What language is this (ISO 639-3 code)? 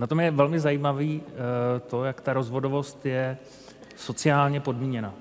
ces